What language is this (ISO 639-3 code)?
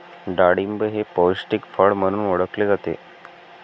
mar